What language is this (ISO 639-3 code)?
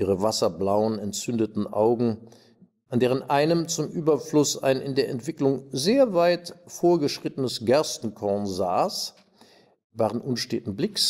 deu